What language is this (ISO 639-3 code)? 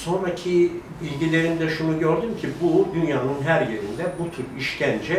tur